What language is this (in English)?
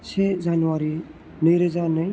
Bodo